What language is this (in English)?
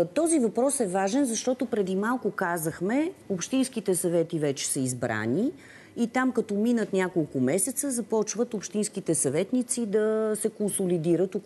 Bulgarian